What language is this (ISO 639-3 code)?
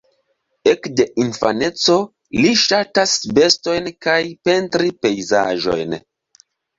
epo